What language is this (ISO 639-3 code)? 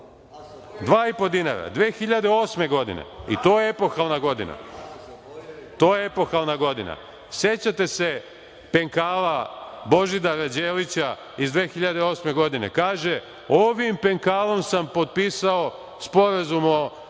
srp